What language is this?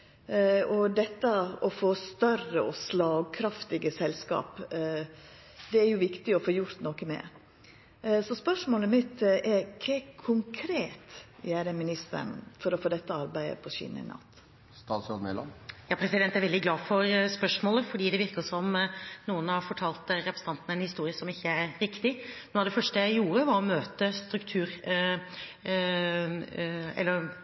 Norwegian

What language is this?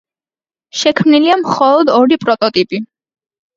Georgian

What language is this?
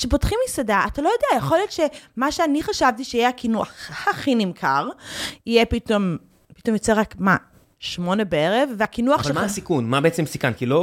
Hebrew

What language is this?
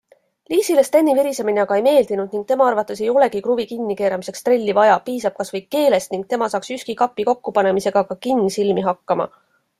Estonian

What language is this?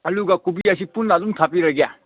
Manipuri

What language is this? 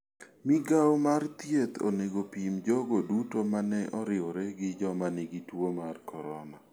Luo (Kenya and Tanzania)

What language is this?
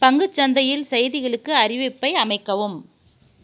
Tamil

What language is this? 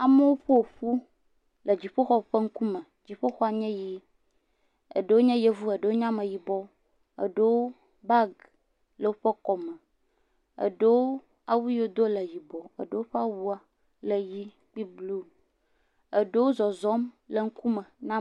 Ewe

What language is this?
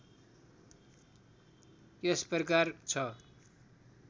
Nepali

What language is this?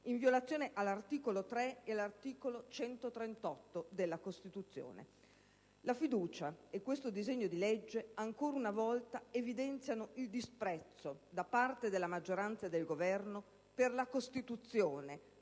Italian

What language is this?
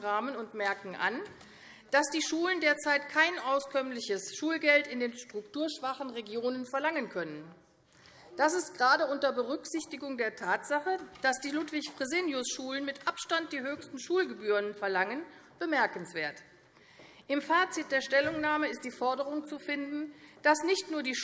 German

